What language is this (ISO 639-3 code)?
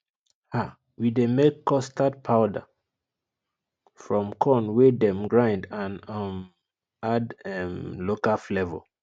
pcm